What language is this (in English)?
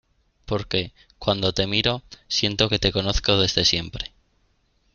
Spanish